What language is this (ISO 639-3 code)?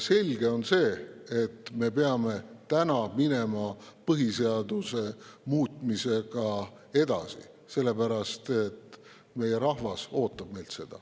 est